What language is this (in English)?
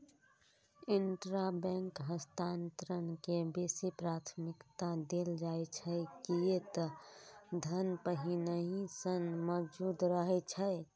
Maithili